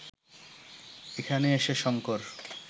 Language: Bangla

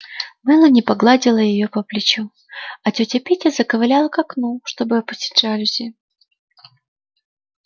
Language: Russian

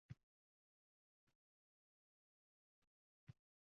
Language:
Uzbek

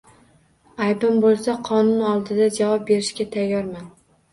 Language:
Uzbek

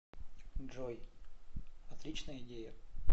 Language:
Russian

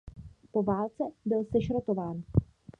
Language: Czech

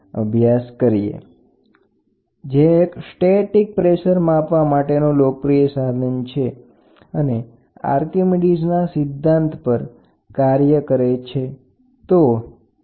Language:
Gujarati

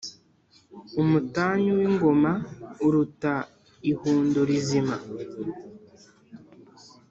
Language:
Kinyarwanda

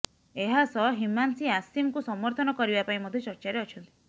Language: Odia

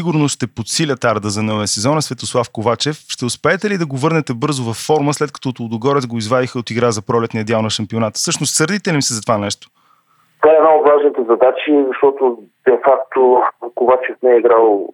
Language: Bulgarian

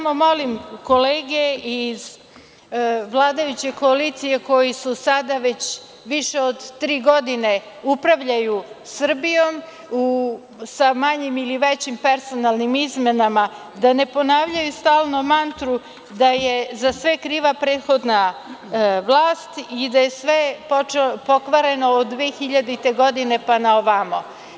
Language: Serbian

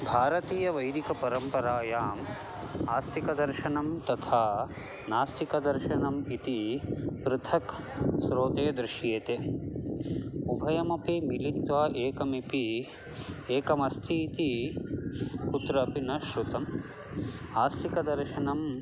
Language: Sanskrit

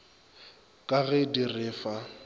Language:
Northern Sotho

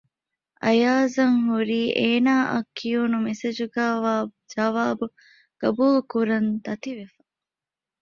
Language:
Divehi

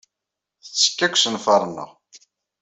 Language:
Kabyle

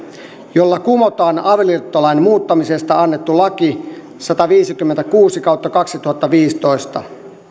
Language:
Finnish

